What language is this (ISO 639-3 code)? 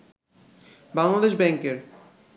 ben